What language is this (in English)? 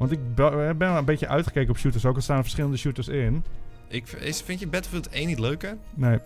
Dutch